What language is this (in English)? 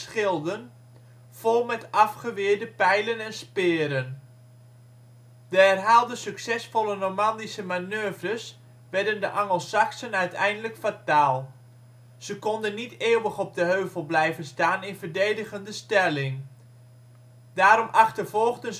Dutch